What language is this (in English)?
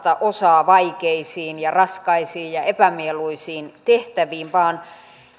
Finnish